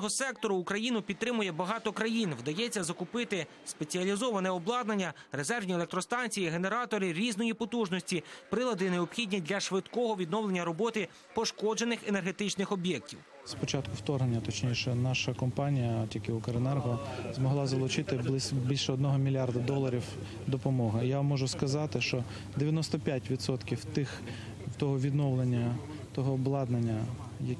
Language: Ukrainian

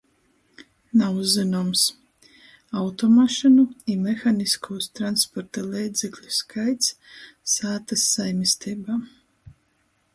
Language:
Latgalian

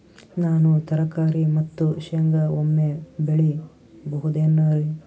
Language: Kannada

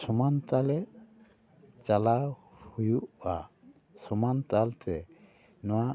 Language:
Santali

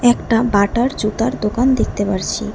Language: Bangla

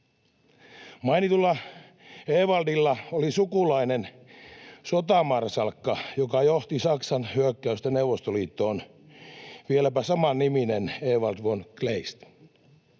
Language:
Finnish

